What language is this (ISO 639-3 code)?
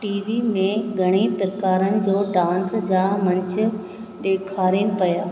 snd